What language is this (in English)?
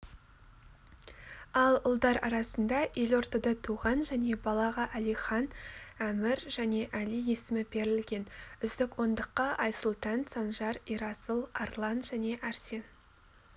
Kazakh